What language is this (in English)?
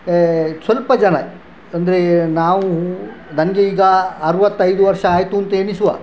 Kannada